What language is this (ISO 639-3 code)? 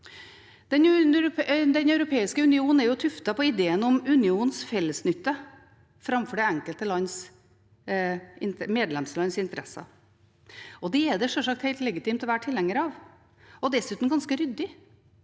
nor